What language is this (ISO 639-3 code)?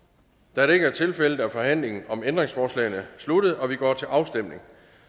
dan